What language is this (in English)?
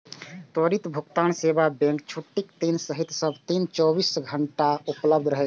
Maithili